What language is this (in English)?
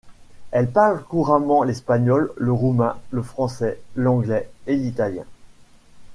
French